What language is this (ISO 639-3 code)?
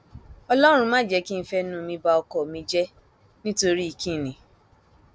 yor